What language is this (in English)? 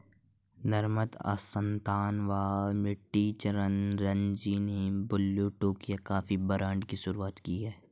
Hindi